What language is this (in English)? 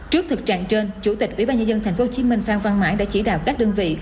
Vietnamese